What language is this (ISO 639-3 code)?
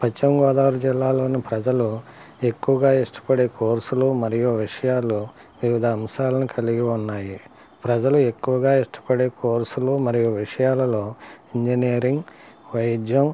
tel